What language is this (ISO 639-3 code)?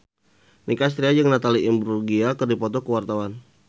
sun